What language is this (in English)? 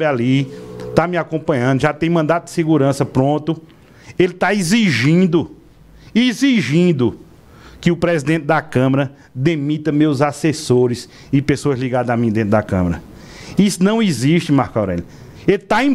Portuguese